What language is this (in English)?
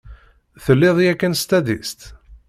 Kabyle